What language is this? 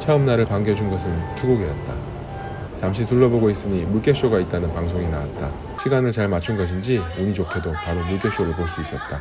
Korean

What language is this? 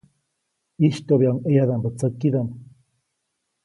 Copainalá Zoque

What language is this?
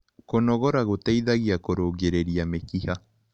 Kikuyu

